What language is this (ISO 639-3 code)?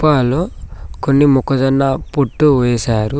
tel